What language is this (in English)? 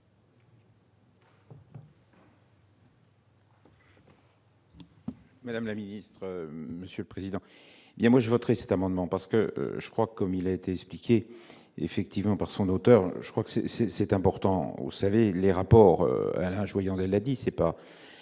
French